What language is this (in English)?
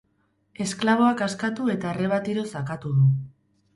Basque